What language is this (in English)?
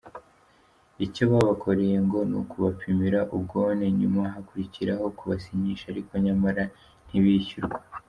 Kinyarwanda